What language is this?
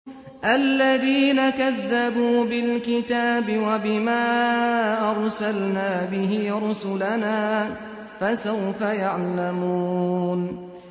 Arabic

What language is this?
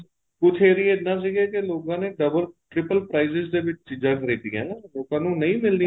Punjabi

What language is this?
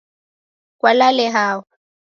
Taita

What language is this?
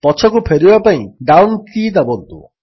Odia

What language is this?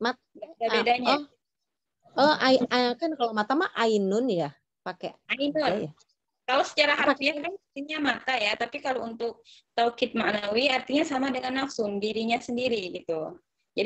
Indonesian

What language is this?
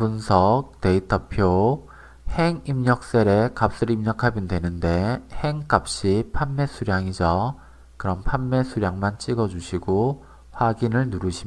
Korean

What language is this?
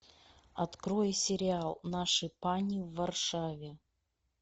Russian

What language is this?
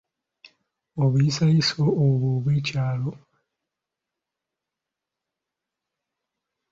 Ganda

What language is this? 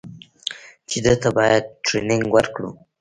Pashto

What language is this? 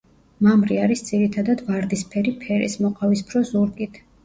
Georgian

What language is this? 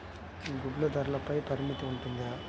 Telugu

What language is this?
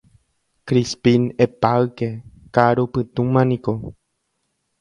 Guarani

